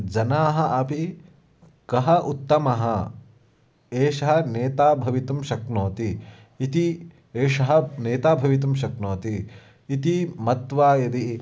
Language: Sanskrit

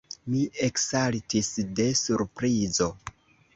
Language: Esperanto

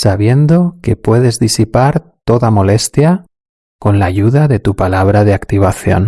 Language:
Spanish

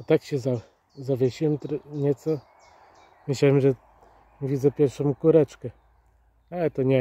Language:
Polish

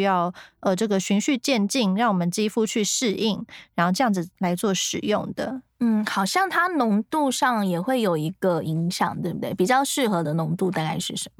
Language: Chinese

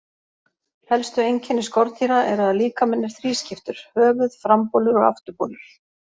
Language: Icelandic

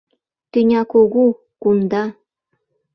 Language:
Mari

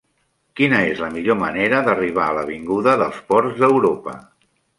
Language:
Catalan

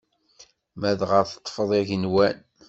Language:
Kabyle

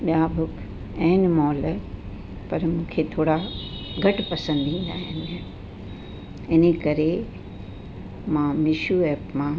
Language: Sindhi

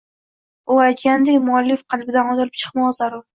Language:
Uzbek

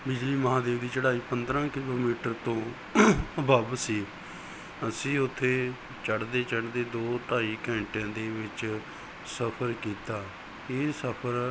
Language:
Punjabi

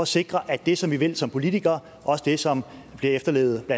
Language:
Danish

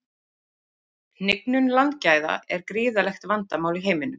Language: Icelandic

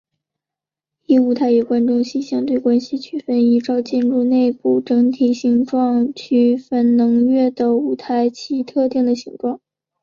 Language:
Chinese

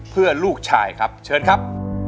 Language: Thai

